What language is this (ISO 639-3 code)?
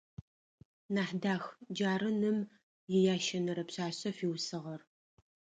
ady